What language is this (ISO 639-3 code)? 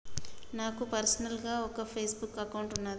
tel